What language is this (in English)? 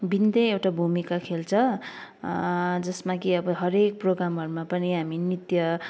Nepali